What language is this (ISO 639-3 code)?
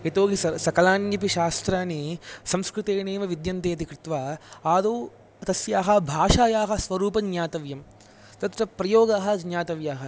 san